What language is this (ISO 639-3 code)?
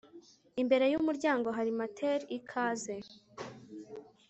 kin